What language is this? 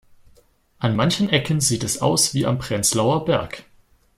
German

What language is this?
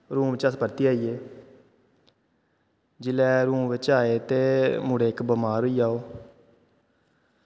Dogri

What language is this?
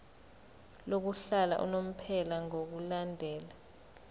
Zulu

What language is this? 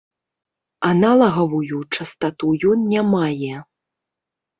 Belarusian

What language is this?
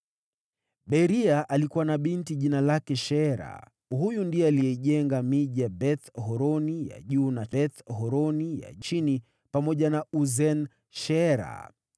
Swahili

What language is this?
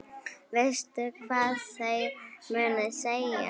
Icelandic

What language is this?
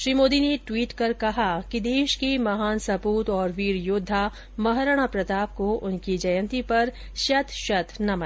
Hindi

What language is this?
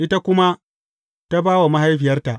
Hausa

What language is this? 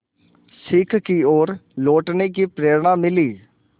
Hindi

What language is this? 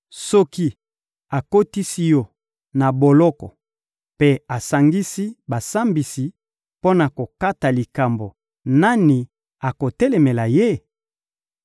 Lingala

